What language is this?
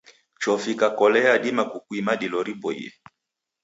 Taita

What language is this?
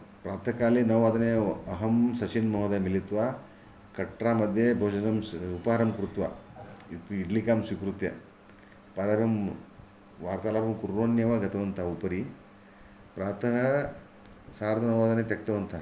Sanskrit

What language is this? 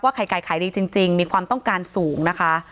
Thai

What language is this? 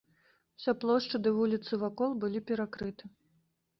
Belarusian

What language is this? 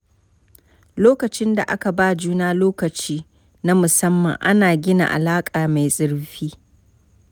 Hausa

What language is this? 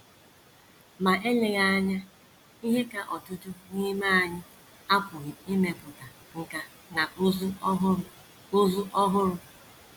Igbo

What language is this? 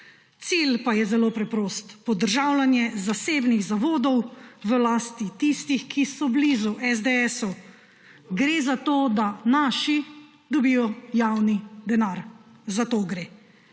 Slovenian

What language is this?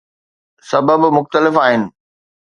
Sindhi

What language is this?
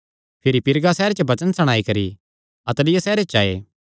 Kangri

